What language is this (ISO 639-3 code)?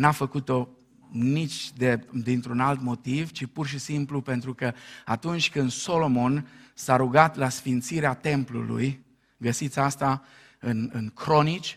ron